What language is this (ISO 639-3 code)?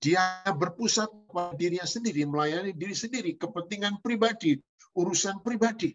ind